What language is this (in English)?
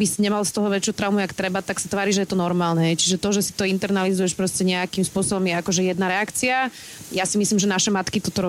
Slovak